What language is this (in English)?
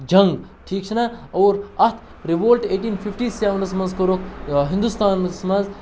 Kashmiri